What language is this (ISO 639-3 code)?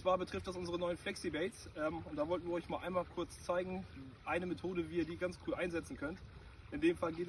deu